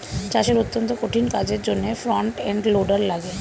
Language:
Bangla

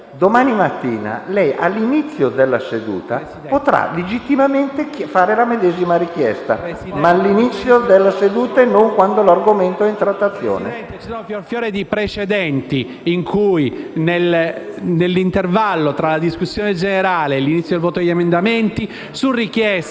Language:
Italian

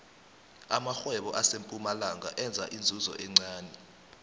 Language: South Ndebele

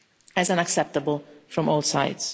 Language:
English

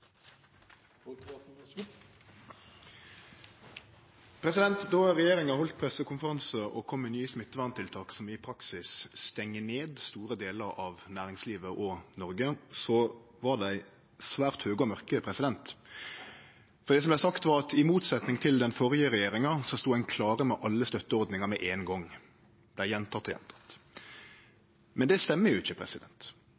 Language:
Norwegian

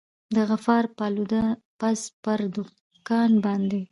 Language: Pashto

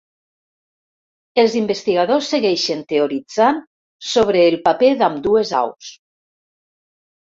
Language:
Catalan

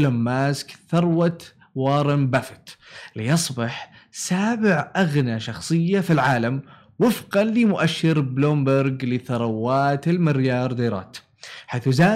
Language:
Arabic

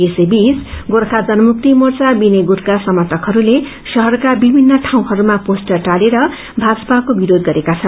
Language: Nepali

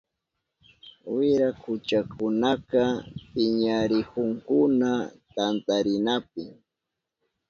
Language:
Southern Pastaza Quechua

